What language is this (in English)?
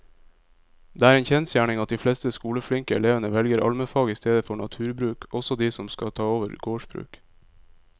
Norwegian